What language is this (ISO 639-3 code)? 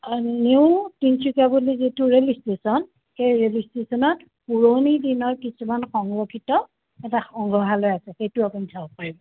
asm